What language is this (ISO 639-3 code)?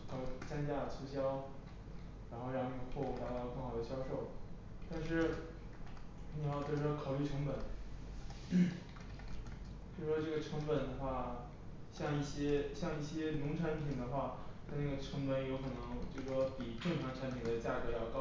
zho